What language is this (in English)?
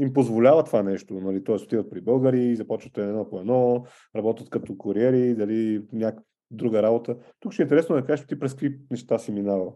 Bulgarian